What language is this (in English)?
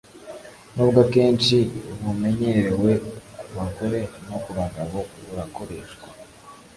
Kinyarwanda